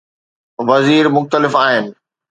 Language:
Sindhi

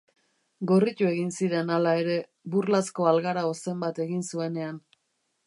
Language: Basque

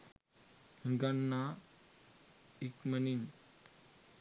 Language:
Sinhala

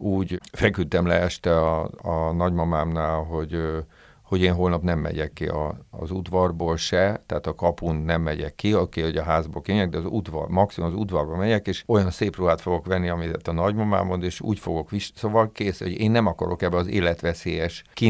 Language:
Hungarian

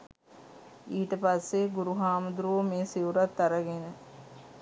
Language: Sinhala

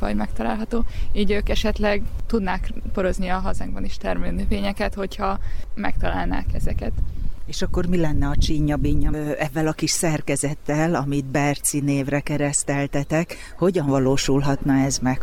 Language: Hungarian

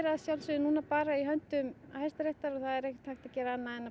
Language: Icelandic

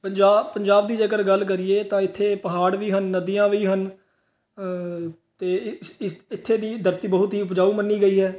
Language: Punjabi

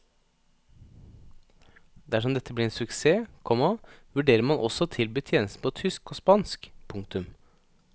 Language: Norwegian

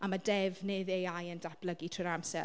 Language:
Welsh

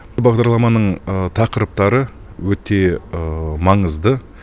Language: Kazakh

